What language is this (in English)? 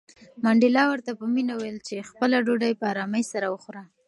Pashto